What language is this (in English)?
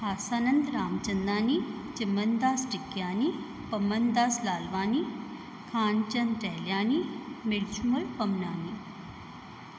Sindhi